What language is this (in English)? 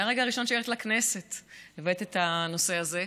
Hebrew